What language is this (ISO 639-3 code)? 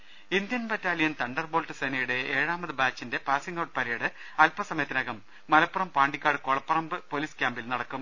mal